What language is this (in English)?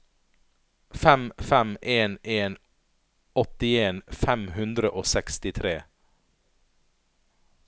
Norwegian